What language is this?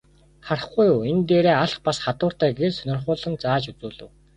Mongolian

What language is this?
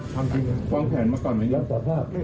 Thai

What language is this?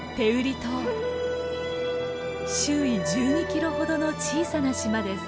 Japanese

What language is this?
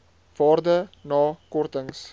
Afrikaans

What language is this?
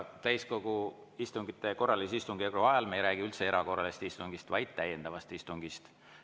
Estonian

